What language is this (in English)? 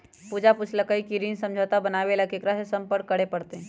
Magahi